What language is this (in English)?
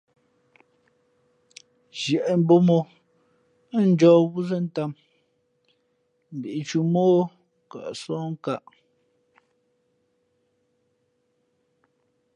Fe'fe'